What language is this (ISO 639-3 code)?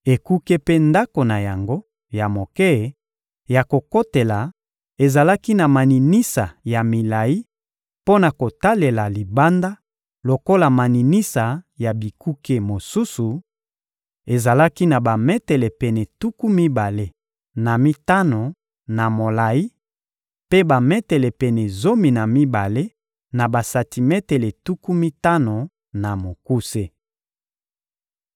lin